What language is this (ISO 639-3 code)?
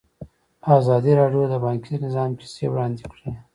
pus